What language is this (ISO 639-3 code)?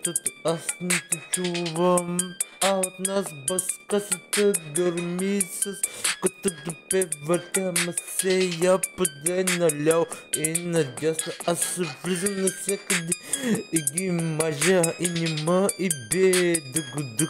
bul